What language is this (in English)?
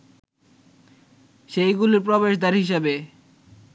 Bangla